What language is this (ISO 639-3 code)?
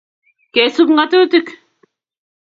kln